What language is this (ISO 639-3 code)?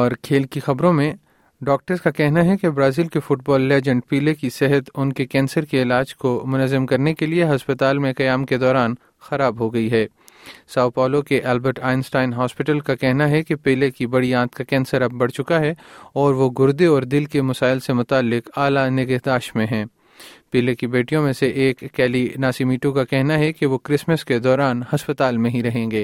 urd